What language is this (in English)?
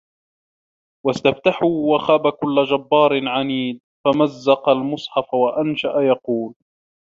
Arabic